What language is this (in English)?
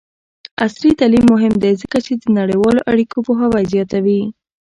Pashto